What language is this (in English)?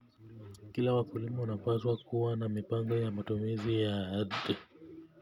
Kalenjin